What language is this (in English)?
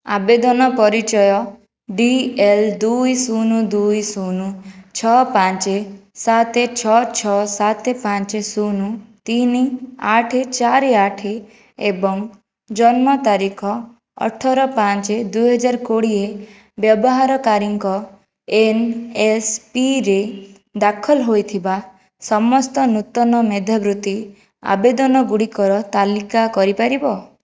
Odia